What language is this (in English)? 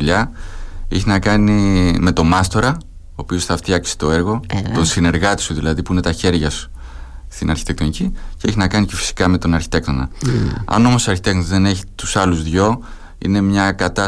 Greek